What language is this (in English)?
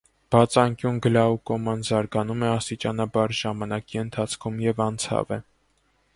Armenian